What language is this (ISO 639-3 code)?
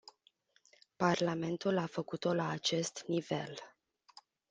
ron